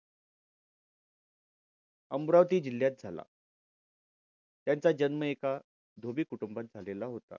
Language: Marathi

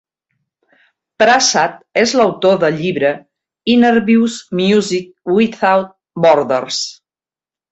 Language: Catalan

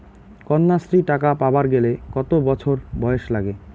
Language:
Bangla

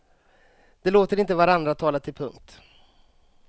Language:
Swedish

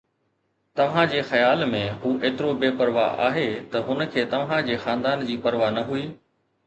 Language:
Sindhi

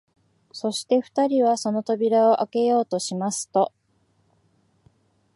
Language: Japanese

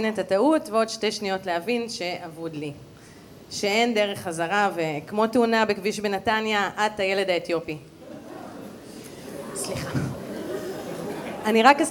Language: Hebrew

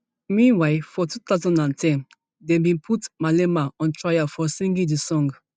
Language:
Nigerian Pidgin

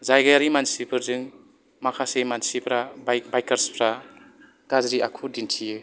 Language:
Bodo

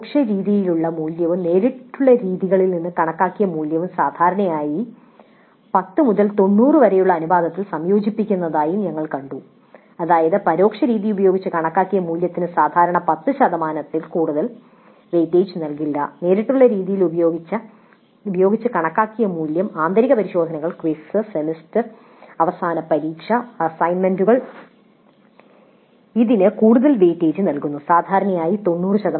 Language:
Malayalam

